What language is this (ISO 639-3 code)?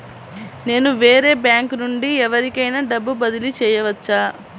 tel